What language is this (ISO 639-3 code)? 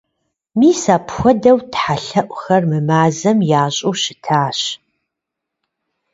kbd